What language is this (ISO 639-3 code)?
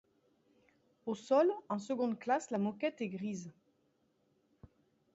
fra